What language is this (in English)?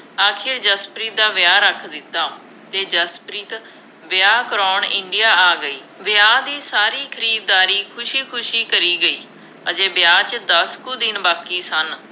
Punjabi